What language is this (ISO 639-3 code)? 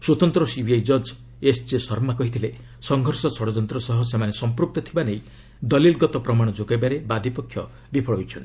ori